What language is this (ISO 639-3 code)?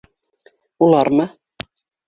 bak